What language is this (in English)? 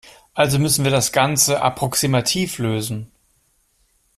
German